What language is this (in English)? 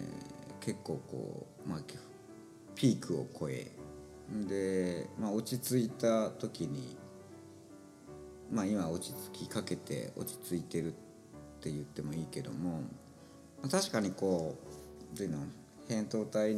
Japanese